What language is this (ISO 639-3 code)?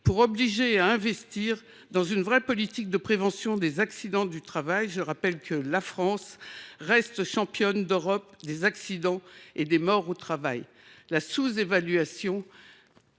fra